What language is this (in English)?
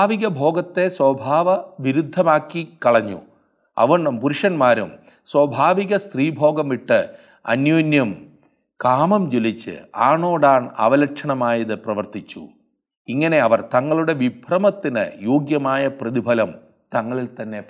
Malayalam